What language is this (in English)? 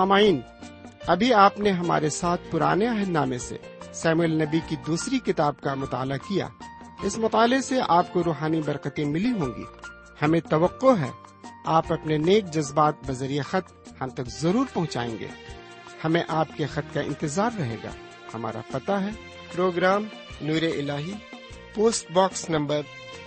Urdu